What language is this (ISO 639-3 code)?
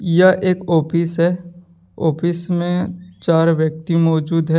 hin